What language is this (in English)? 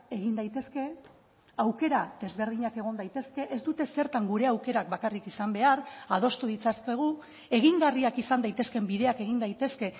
Basque